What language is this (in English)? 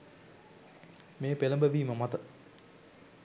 Sinhala